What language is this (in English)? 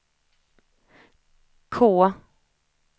Swedish